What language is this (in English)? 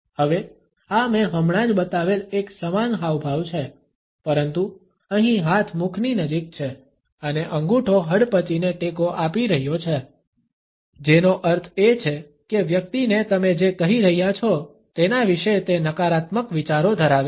Gujarati